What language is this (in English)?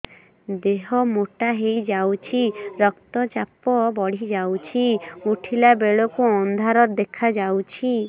Odia